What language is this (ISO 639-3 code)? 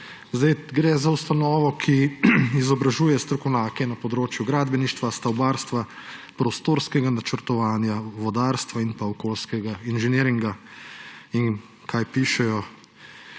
slv